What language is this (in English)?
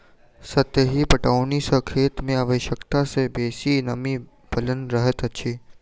Maithili